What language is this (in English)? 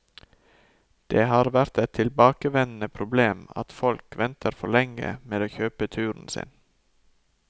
Norwegian